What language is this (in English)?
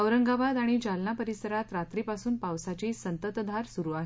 Marathi